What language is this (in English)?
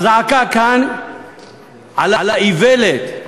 Hebrew